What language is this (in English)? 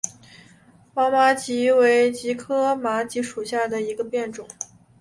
Chinese